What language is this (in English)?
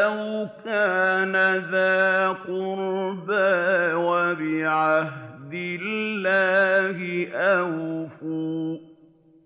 Arabic